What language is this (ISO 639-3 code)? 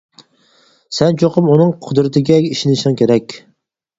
uig